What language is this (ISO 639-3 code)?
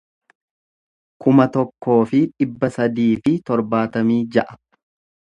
orm